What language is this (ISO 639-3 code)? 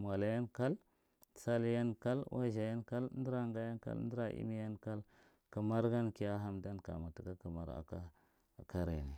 mrt